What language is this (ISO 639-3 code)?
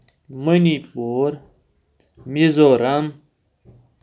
kas